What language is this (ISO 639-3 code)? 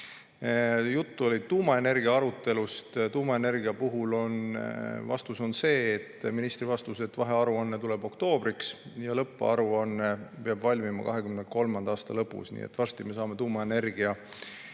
est